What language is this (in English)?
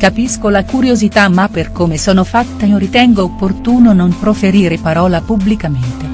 Italian